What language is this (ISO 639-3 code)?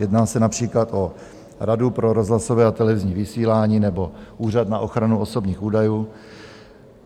ces